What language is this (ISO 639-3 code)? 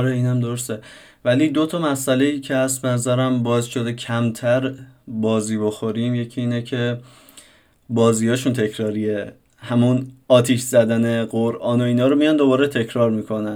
fas